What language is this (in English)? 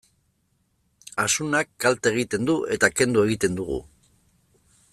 Basque